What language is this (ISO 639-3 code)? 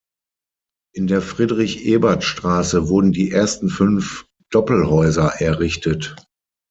deu